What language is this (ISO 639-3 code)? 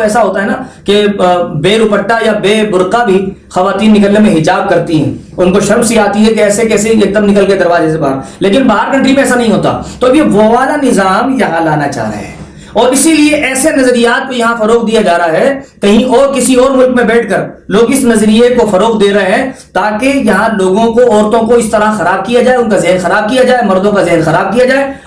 urd